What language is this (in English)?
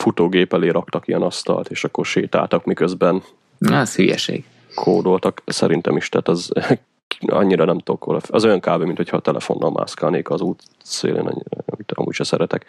Hungarian